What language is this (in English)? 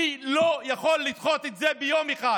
Hebrew